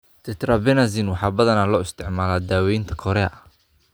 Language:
Somali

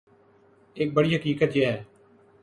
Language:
Urdu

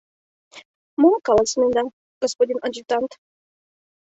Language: Mari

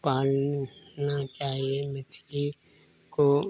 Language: Hindi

